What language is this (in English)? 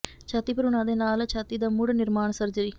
Punjabi